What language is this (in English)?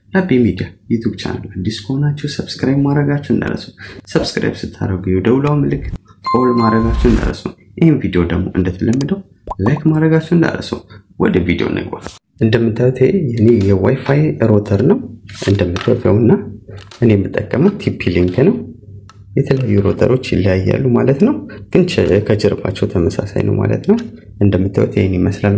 Arabic